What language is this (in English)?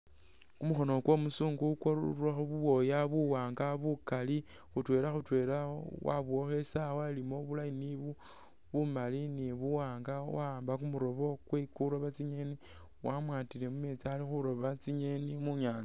Masaaba